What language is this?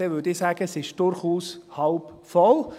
Swiss German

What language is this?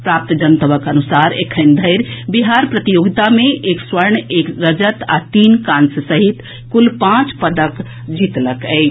Maithili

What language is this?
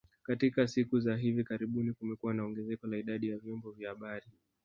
Swahili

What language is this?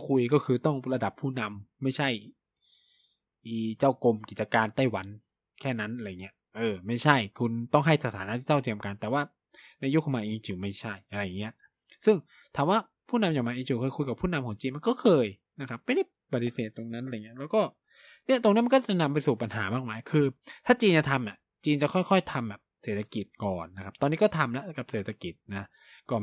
Thai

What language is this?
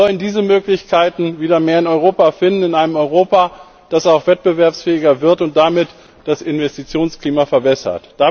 German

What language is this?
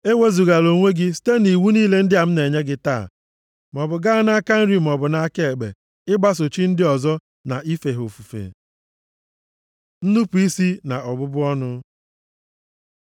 Igbo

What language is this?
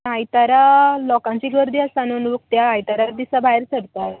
Konkani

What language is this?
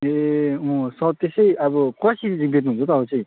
Nepali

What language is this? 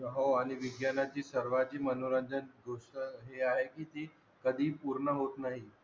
Marathi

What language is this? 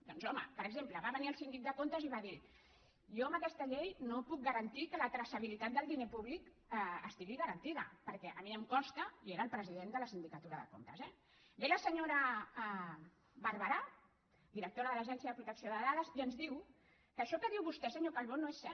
Catalan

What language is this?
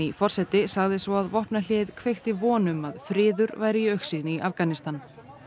Icelandic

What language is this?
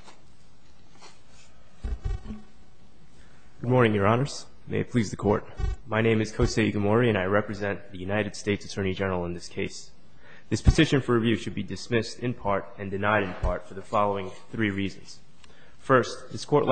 English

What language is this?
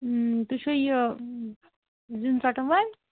Kashmiri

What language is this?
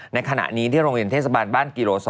Thai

